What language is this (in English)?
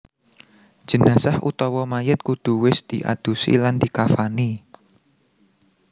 Javanese